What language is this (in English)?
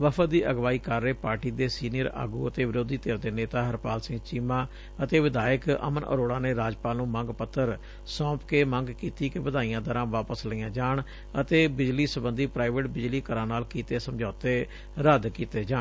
Punjabi